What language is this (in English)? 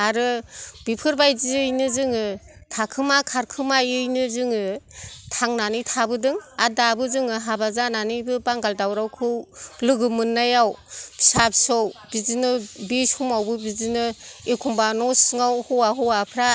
Bodo